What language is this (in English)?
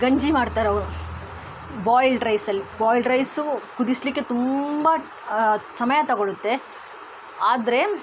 Kannada